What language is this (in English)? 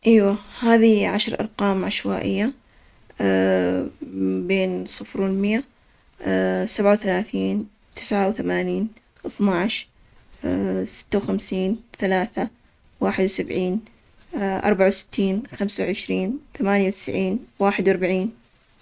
Omani Arabic